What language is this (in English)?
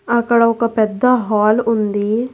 Telugu